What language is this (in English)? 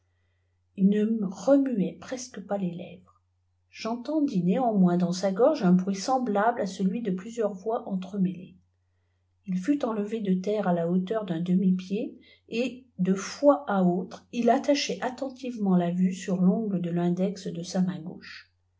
French